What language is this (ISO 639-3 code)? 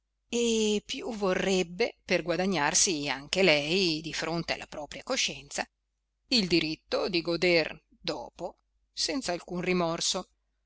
ita